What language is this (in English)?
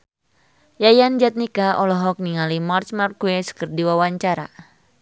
Sundanese